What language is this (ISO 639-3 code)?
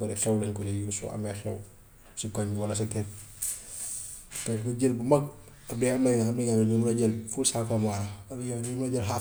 wof